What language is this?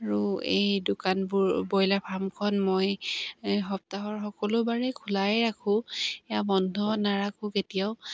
Assamese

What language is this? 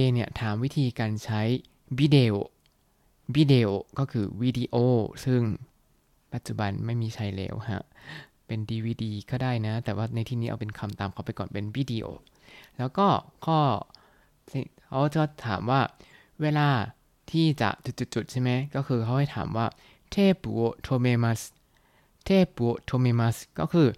Thai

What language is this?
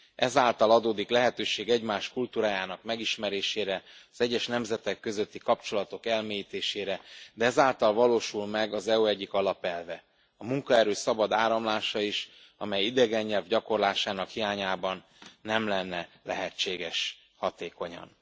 Hungarian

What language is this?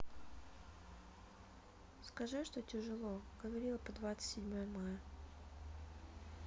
Russian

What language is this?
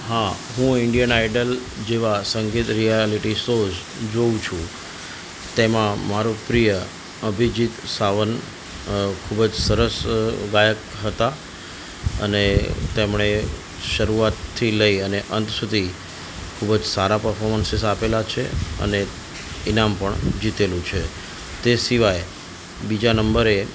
Gujarati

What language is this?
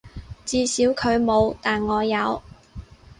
Cantonese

